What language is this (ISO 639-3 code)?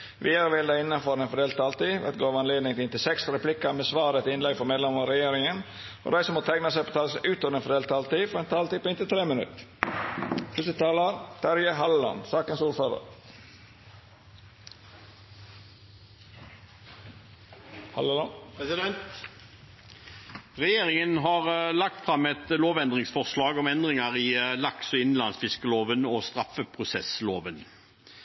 nor